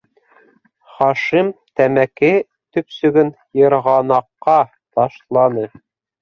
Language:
Bashkir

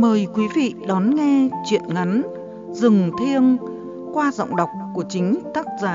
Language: Vietnamese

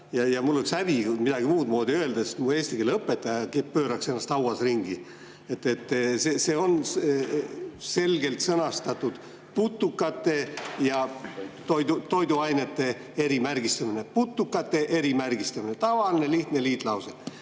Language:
Estonian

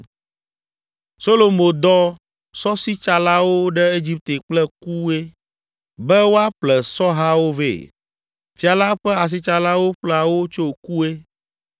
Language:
Ewe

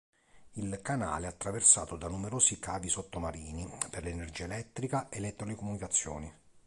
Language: Italian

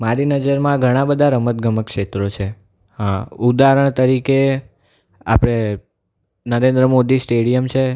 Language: Gujarati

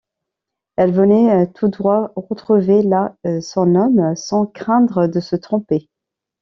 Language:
French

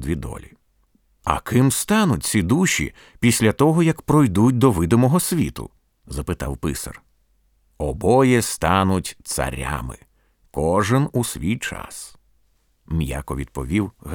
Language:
Ukrainian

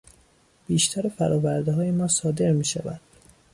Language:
Persian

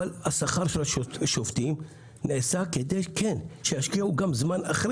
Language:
Hebrew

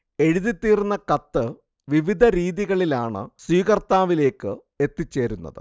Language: Malayalam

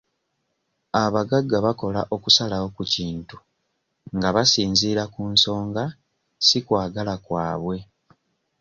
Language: Ganda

